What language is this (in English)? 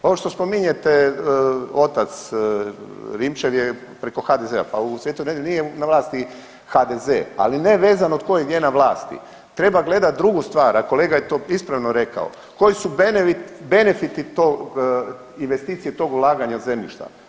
Croatian